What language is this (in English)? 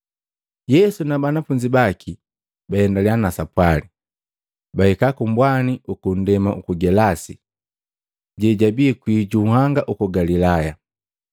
Matengo